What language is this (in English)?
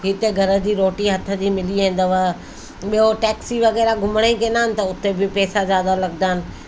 Sindhi